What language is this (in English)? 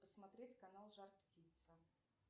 Russian